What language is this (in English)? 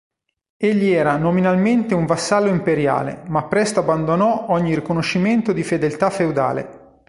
Italian